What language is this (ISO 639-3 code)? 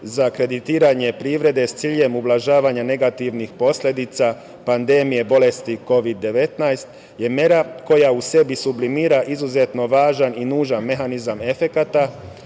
srp